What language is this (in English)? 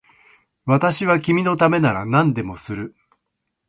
Japanese